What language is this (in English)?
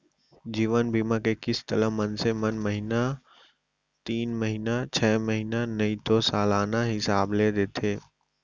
Chhattisgarhi